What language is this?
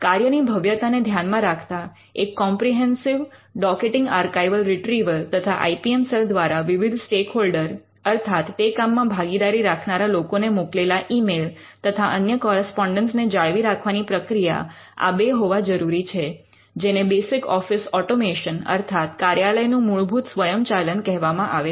Gujarati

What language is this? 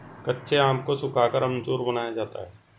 Hindi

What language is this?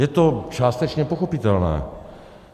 Czech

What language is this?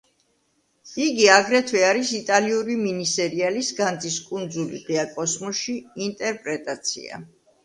Georgian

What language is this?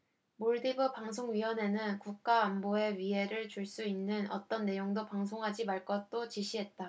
Korean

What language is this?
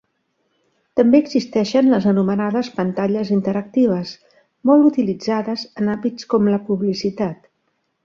Catalan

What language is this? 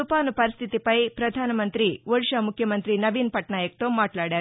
Telugu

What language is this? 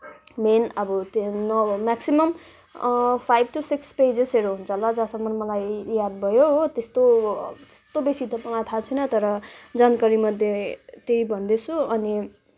Nepali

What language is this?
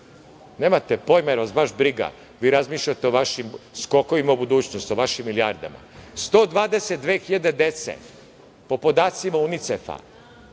Serbian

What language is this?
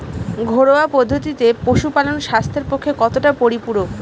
Bangla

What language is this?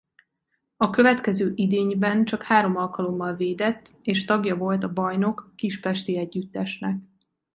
Hungarian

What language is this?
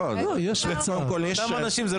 Hebrew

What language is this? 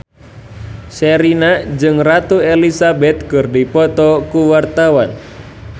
Sundanese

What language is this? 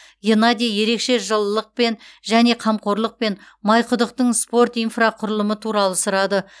Kazakh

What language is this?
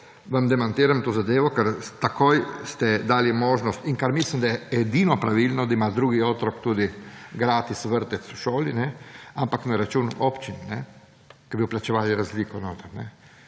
Slovenian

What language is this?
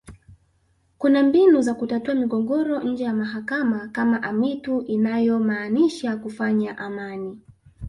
Swahili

